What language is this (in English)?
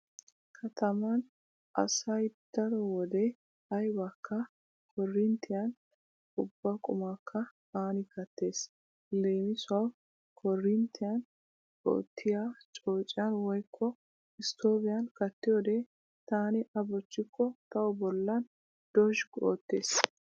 Wolaytta